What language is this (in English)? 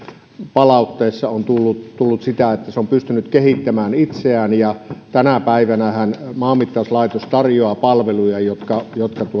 Finnish